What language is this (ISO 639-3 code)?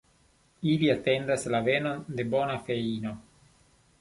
epo